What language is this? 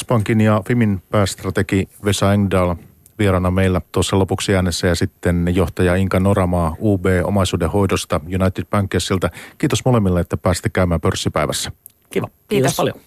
Finnish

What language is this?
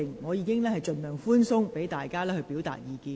Cantonese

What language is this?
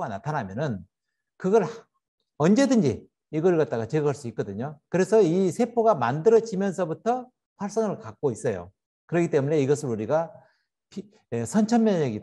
Korean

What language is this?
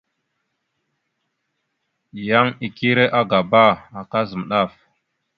Mada (Cameroon)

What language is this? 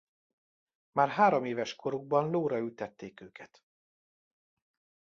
Hungarian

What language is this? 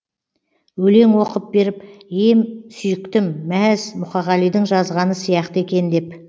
Kazakh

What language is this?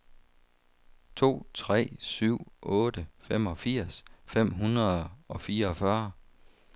Danish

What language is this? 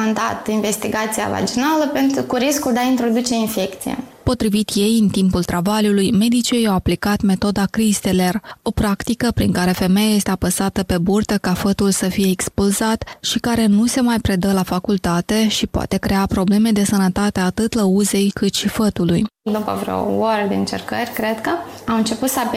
Romanian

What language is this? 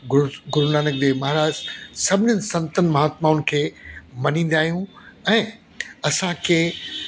Sindhi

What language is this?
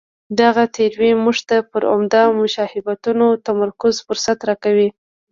Pashto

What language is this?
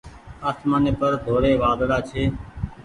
Goaria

